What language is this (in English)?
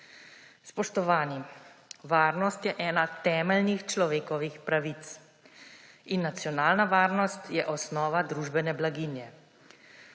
Slovenian